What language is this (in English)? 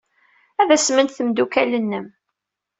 Kabyle